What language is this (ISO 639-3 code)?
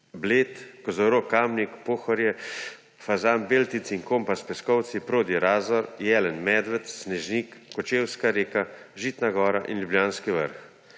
slv